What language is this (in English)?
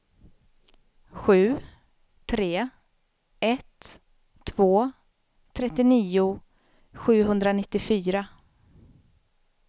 Swedish